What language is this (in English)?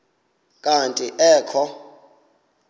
Xhosa